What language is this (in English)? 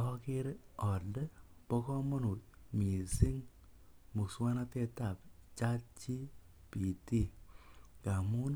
Kalenjin